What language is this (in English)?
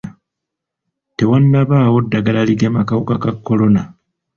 Ganda